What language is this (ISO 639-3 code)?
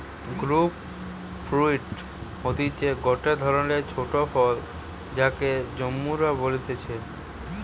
ben